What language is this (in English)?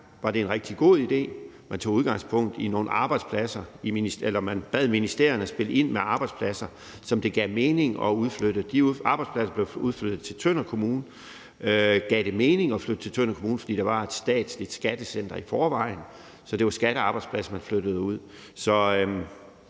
Danish